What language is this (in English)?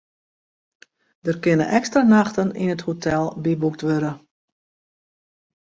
Western Frisian